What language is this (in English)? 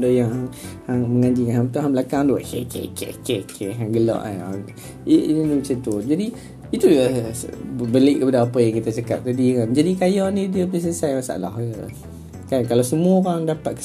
Malay